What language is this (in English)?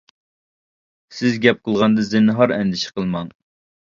Uyghur